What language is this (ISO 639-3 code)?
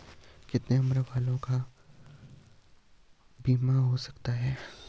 hin